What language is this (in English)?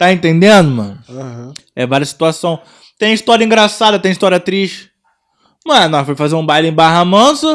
Portuguese